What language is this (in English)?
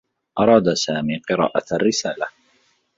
Arabic